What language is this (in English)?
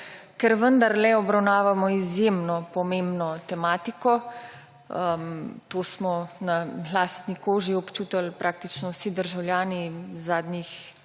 Slovenian